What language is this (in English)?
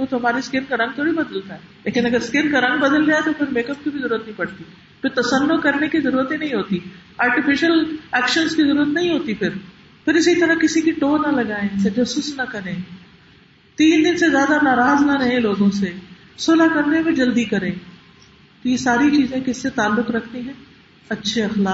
Urdu